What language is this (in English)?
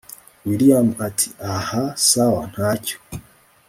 Kinyarwanda